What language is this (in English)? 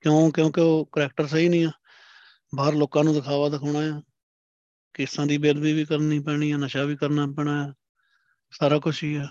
Punjabi